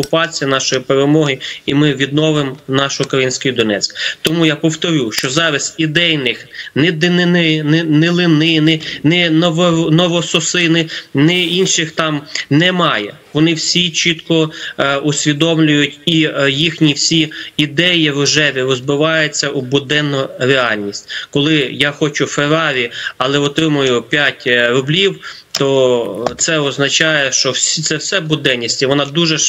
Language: Ukrainian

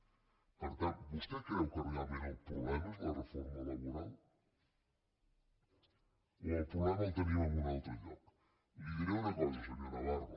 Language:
Catalan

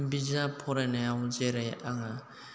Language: Bodo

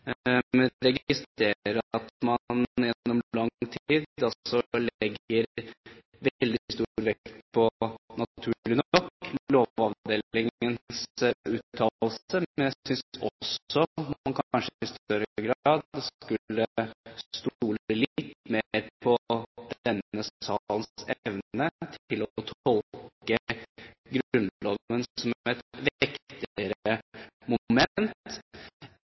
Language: Norwegian Bokmål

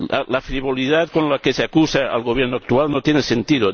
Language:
Spanish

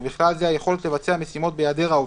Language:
Hebrew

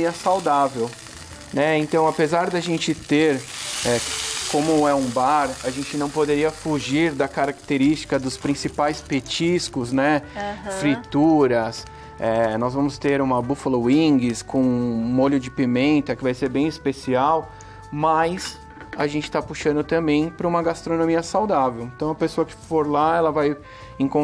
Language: Portuguese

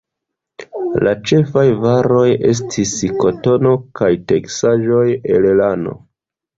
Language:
Esperanto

